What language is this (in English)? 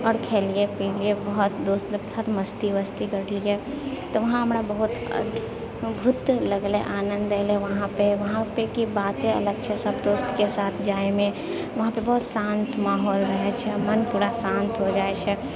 Maithili